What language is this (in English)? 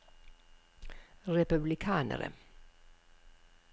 Norwegian